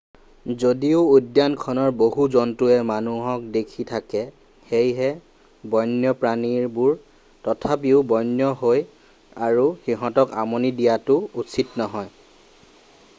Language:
Assamese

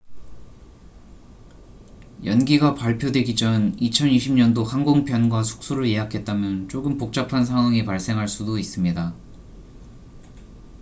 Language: Korean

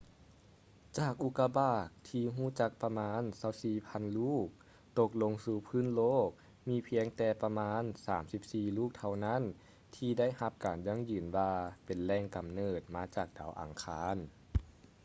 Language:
Lao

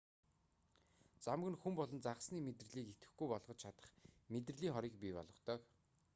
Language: Mongolian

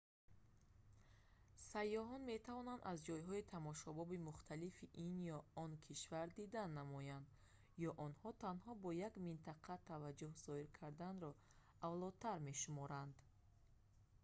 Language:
Tajik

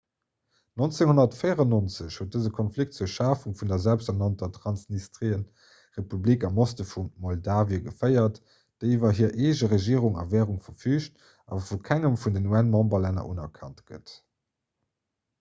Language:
Luxembourgish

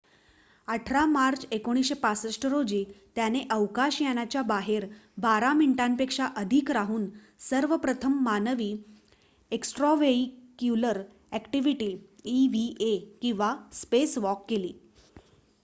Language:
Marathi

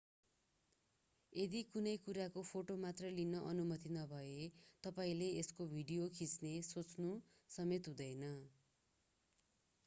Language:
Nepali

